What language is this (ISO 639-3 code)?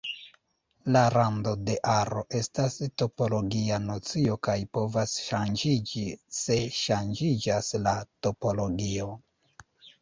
epo